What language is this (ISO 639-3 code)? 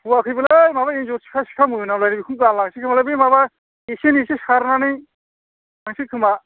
brx